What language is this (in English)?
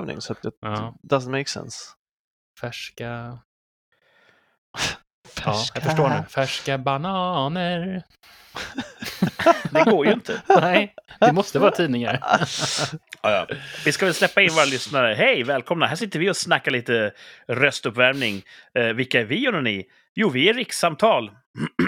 Swedish